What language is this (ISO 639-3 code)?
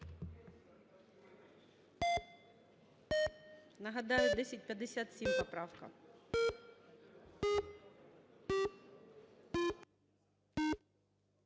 ukr